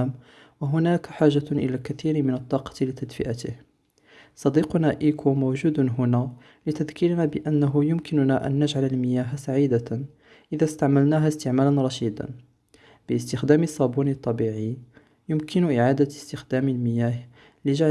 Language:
Arabic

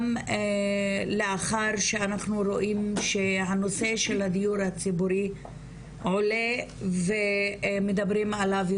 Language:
Hebrew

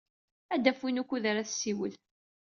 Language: Kabyle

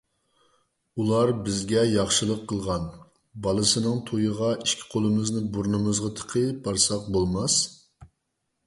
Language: Uyghur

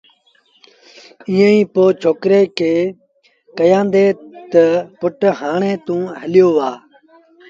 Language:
Sindhi Bhil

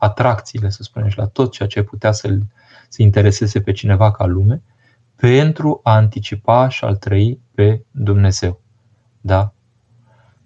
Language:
Romanian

